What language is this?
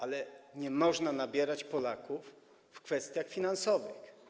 Polish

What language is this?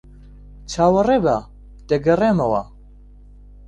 Central Kurdish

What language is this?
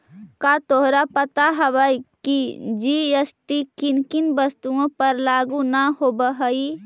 Magahi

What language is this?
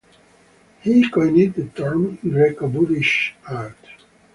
English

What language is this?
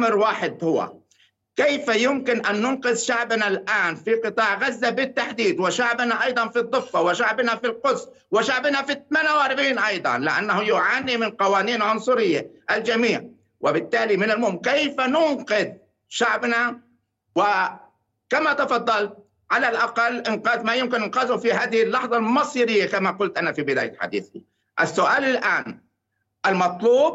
Arabic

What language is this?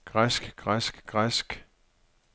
Danish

